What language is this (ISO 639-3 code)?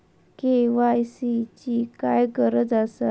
mar